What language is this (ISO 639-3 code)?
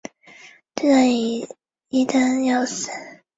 zho